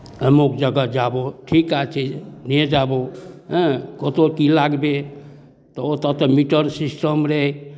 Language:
Maithili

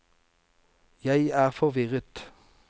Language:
Norwegian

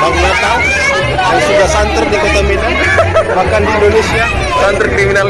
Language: Indonesian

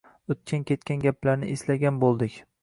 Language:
Uzbek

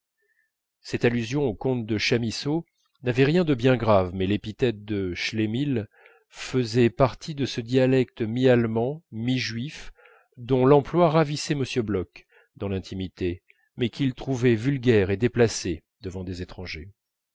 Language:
French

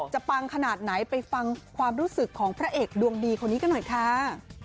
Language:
Thai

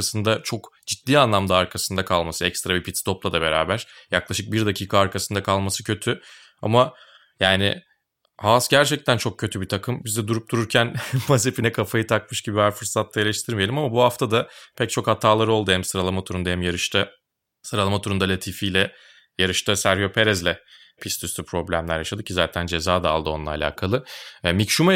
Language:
Turkish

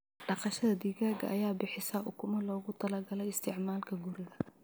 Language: Somali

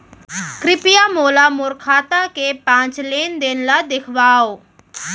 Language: Chhattisgarhi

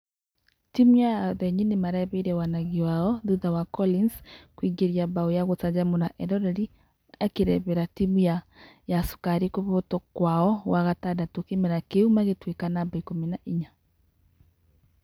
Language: Kikuyu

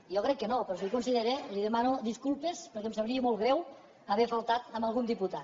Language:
Catalan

